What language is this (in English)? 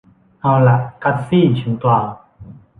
Thai